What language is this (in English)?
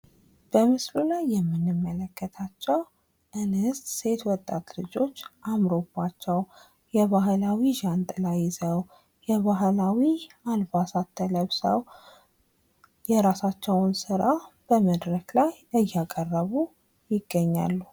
Amharic